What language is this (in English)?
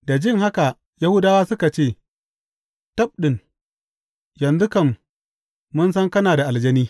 Hausa